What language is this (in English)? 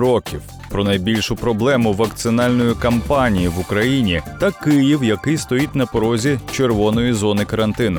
Ukrainian